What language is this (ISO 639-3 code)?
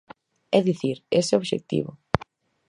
glg